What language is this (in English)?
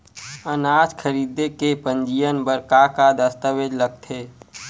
Chhattisgarhi